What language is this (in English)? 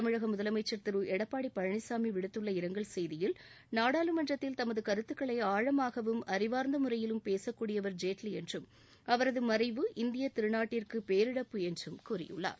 Tamil